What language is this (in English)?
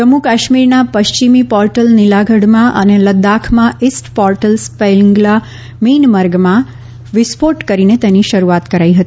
Gujarati